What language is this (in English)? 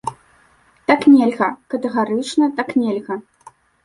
Belarusian